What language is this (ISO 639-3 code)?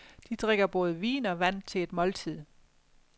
dan